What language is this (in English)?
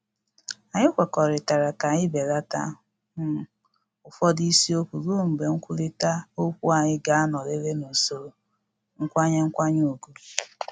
Igbo